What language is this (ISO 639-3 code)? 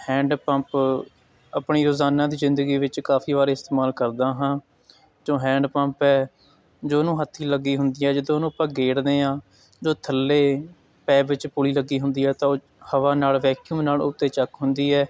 pan